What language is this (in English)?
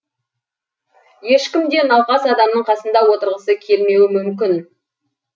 Kazakh